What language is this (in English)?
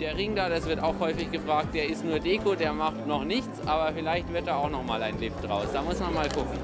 German